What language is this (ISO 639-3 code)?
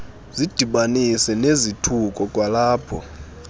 xho